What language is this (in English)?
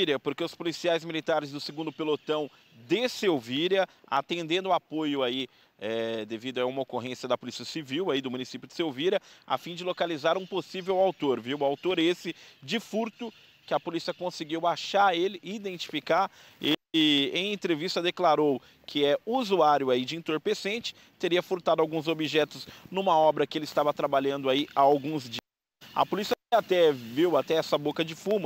Portuguese